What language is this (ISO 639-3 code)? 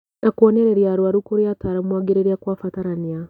kik